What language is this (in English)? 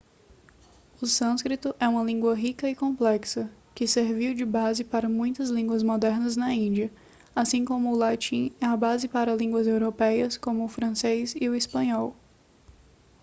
Portuguese